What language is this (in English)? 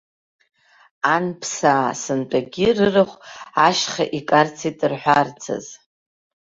Abkhazian